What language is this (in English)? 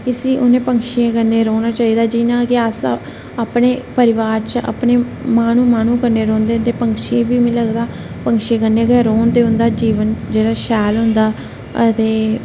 Dogri